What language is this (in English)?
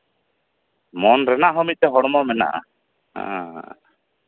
Santali